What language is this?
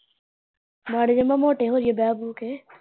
Punjabi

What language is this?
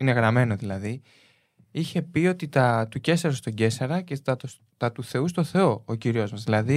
Greek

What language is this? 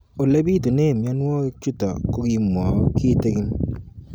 Kalenjin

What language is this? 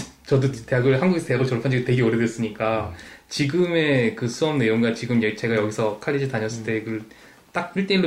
Korean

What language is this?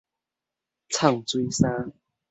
Min Nan Chinese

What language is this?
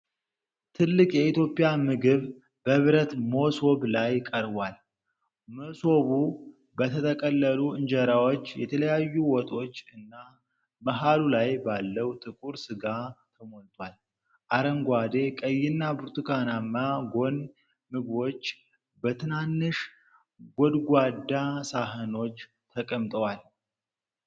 Amharic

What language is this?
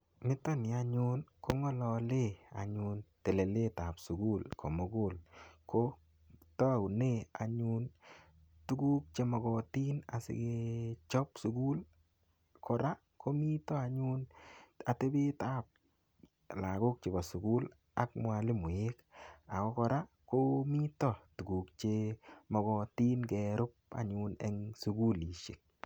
Kalenjin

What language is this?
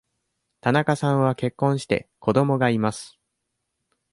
Japanese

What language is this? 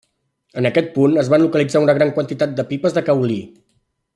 Catalan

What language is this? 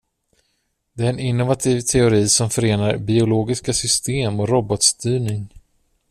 Swedish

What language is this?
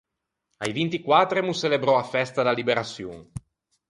Ligurian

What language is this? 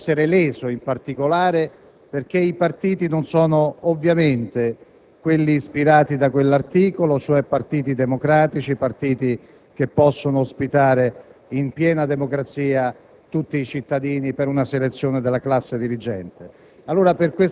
Italian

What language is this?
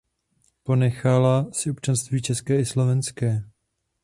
Czech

